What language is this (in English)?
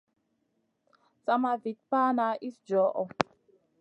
Masana